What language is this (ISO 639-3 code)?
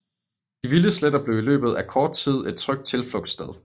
dan